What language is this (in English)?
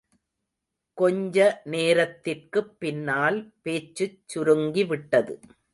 Tamil